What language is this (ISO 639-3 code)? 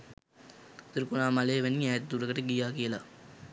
sin